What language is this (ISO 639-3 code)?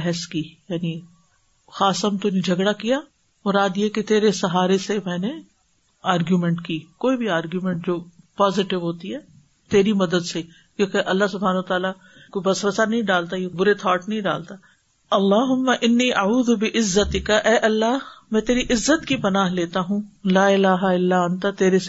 urd